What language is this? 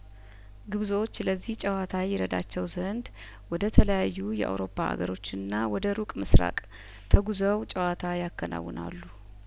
Amharic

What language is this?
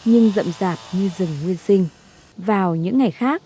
Vietnamese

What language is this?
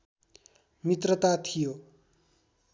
Nepali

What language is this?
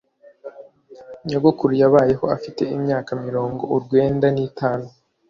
Kinyarwanda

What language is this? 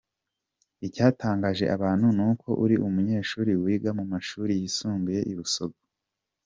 Kinyarwanda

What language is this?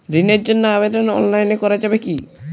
Bangla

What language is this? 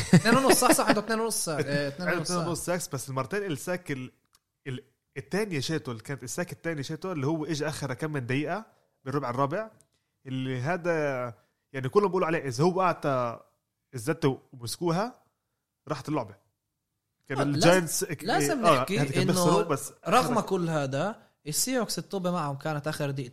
Arabic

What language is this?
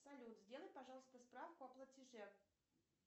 Russian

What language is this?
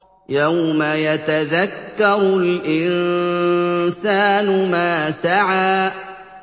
Arabic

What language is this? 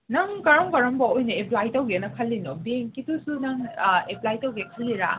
Manipuri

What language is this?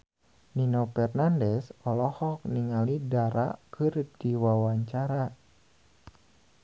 Sundanese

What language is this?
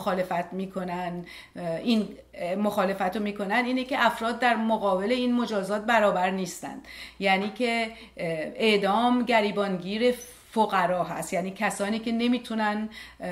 Persian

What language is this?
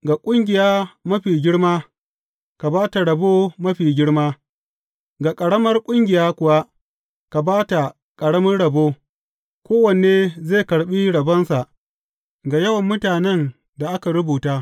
Hausa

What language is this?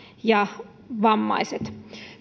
Finnish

